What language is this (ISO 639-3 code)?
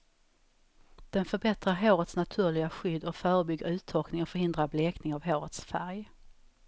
swe